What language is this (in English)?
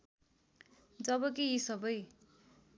Nepali